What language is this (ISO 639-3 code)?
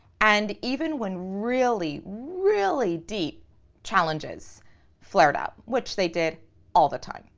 eng